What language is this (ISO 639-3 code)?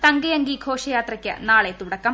mal